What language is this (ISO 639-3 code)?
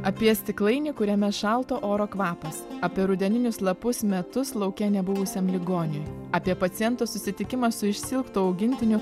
lit